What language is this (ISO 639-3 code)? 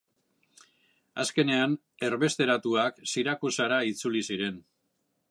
eus